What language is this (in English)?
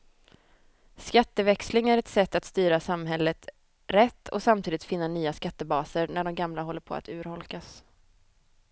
Swedish